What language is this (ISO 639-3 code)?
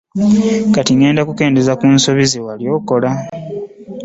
lug